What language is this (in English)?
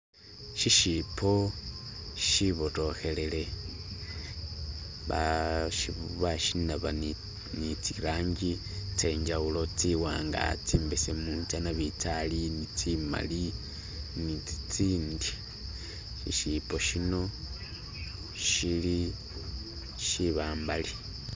Masaaba